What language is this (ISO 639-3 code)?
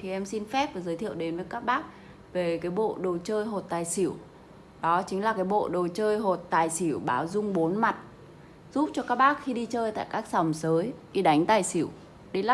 vie